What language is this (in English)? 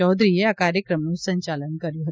Gujarati